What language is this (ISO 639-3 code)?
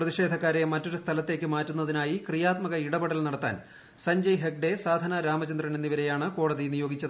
mal